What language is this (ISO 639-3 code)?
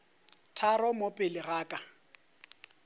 nso